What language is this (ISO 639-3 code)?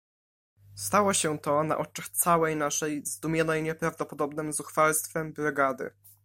pol